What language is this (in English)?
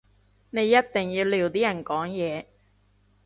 Cantonese